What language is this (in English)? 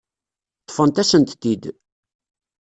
Kabyle